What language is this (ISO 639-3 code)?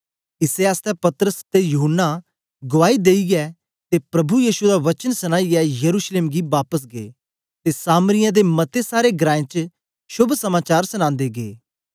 doi